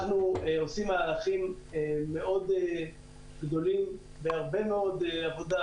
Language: Hebrew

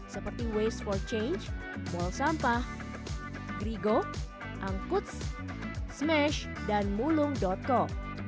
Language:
Indonesian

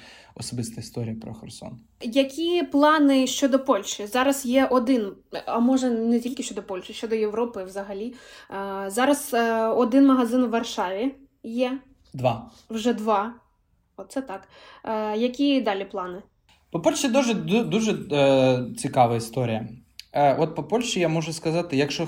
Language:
Ukrainian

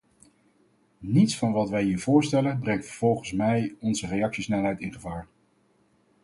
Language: Dutch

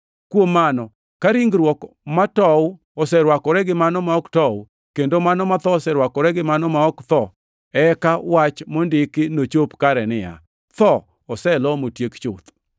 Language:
Luo (Kenya and Tanzania)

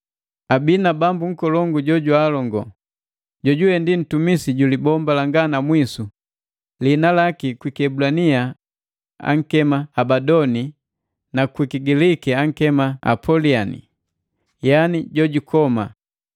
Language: Matengo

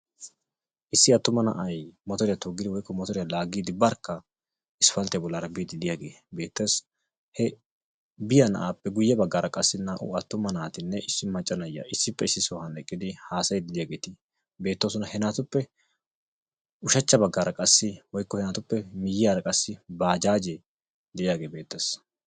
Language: Wolaytta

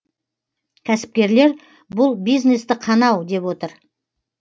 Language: Kazakh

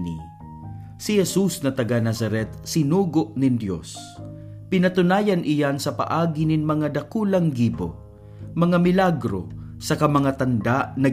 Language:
Filipino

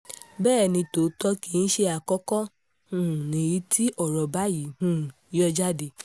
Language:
Yoruba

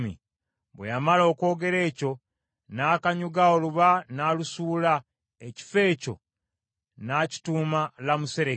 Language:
Ganda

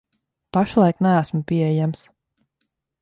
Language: Latvian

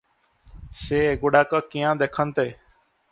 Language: Odia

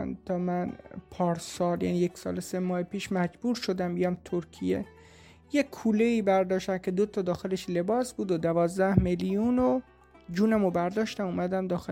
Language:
Persian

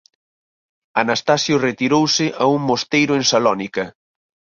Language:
Galician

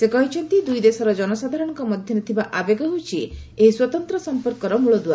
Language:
Odia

